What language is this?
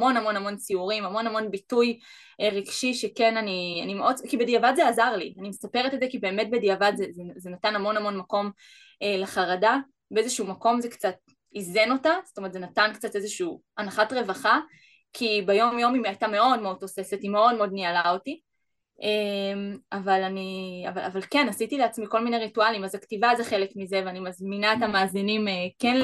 Hebrew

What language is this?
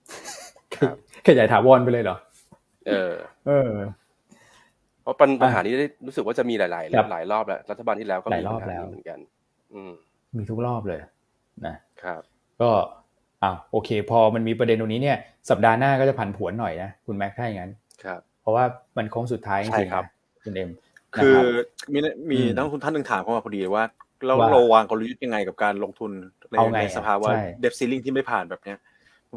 Thai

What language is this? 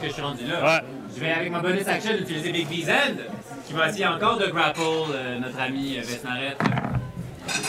French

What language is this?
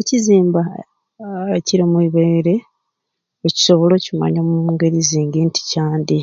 Ruuli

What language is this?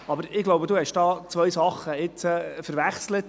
Swiss German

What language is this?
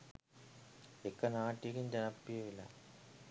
Sinhala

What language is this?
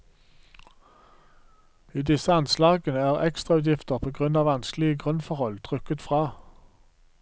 Norwegian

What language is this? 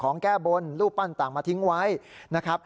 Thai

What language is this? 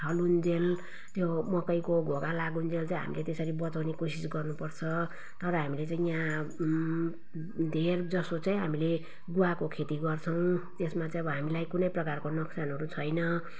Nepali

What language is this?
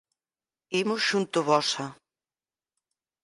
Galician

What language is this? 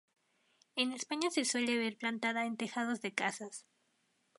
Spanish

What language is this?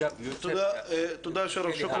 Hebrew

